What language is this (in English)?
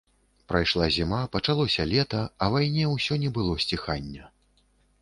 Belarusian